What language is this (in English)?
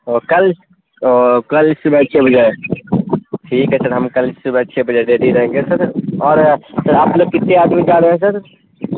Urdu